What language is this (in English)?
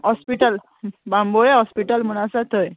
Konkani